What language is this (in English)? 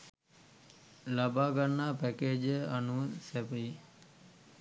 Sinhala